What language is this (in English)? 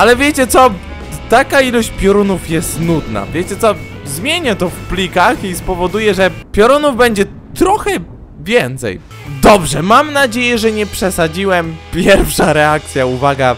Polish